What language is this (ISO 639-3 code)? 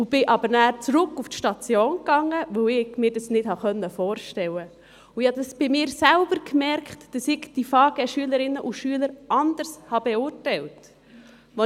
gsw